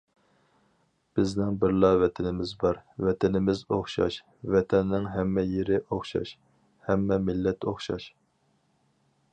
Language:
Uyghur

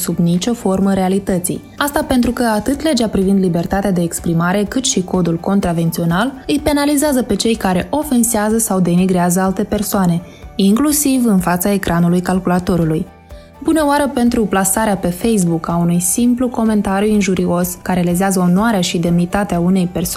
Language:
Romanian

